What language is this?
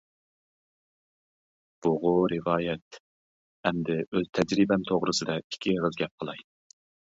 Uyghur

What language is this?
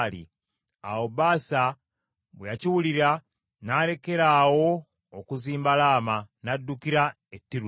Ganda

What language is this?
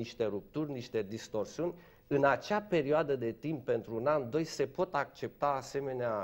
Romanian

